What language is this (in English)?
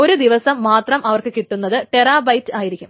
Malayalam